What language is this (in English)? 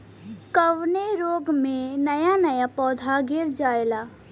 Bhojpuri